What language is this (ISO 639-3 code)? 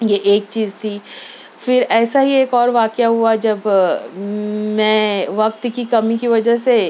urd